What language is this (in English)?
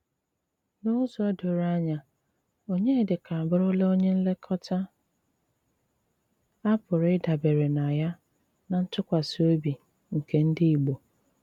Igbo